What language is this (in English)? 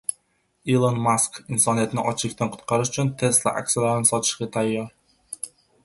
Uzbek